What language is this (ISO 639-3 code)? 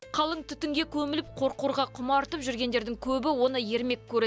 kaz